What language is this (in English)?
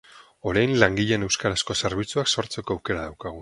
Basque